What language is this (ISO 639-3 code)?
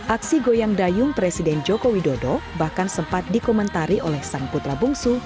ind